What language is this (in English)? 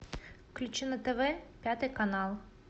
Russian